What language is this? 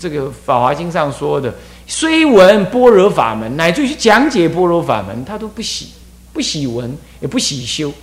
Chinese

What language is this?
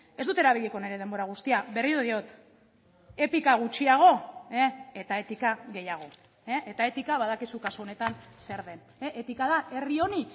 Basque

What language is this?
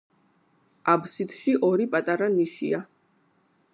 Georgian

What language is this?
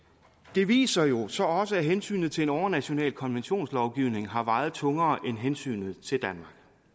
Danish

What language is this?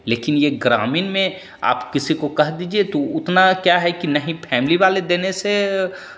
Hindi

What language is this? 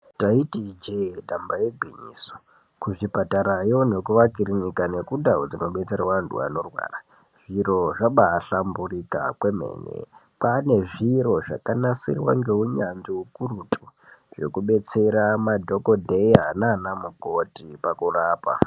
Ndau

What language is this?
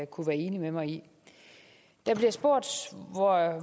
Danish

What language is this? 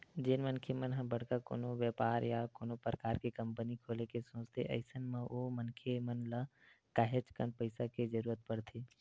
Chhattisgarhi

